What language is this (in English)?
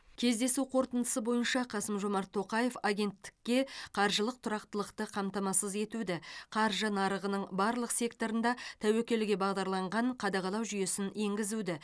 Kazakh